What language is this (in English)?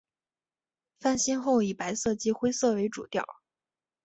Chinese